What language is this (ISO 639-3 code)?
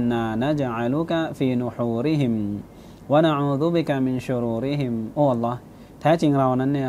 tha